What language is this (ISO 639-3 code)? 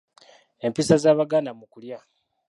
lug